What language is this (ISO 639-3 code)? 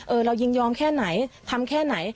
tha